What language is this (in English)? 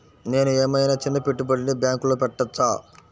Telugu